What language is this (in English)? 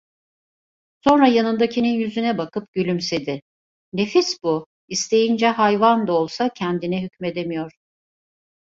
Turkish